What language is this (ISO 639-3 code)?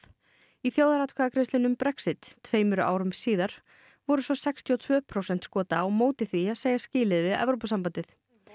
isl